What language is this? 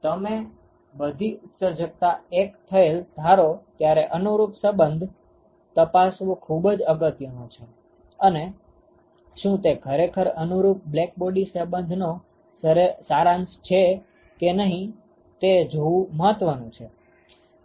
Gujarati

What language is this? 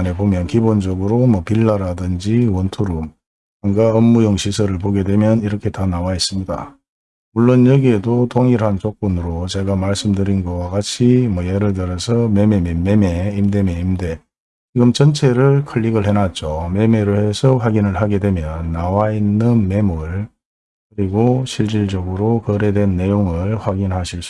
Korean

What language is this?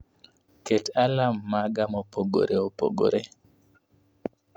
Luo (Kenya and Tanzania)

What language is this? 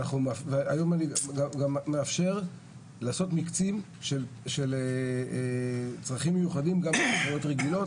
Hebrew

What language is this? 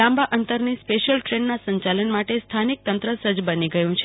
Gujarati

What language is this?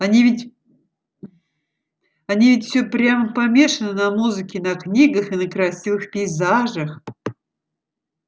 Russian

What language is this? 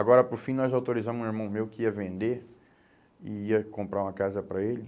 Portuguese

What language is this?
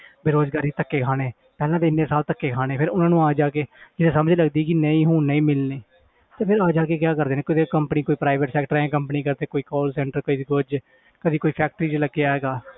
Punjabi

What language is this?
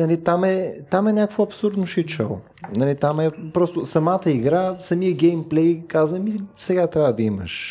Bulgarian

